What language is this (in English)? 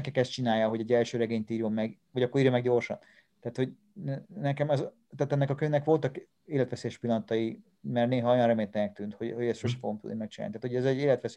Hungarian